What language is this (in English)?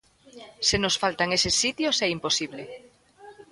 Galician